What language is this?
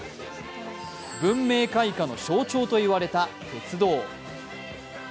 Japanese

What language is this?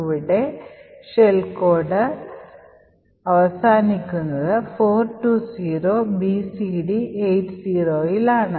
Malayalam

